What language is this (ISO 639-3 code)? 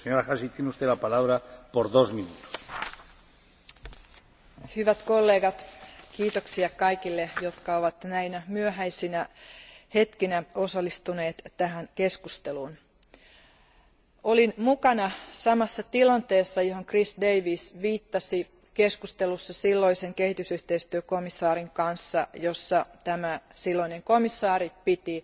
fin